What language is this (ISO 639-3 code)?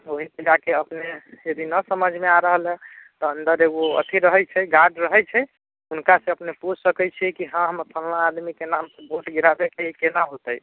mai